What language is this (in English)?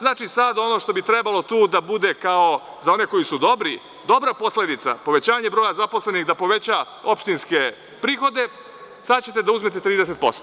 Serbian